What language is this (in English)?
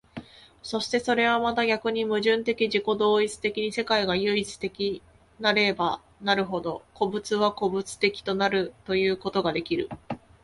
Japanese